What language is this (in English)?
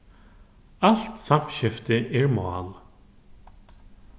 Faroese